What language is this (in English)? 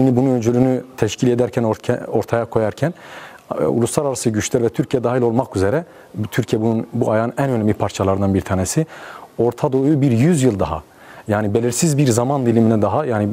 Turkish